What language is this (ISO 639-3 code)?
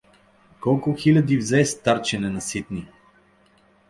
bul